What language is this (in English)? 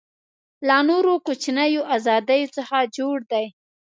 Pashto